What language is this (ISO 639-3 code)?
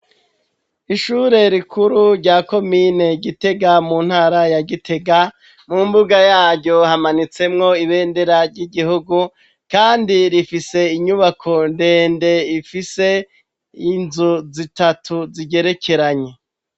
run